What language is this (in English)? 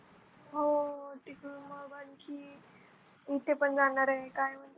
Marathi